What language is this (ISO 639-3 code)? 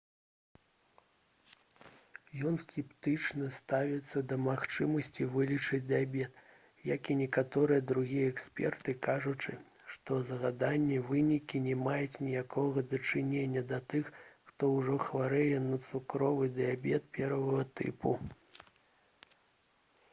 bel